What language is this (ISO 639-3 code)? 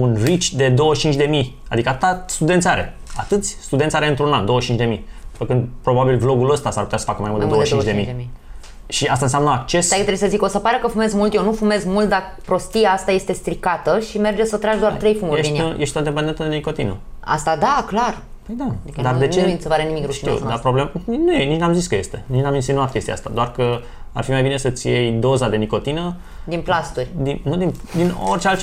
ron